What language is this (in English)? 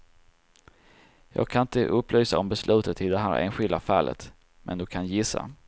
Swedish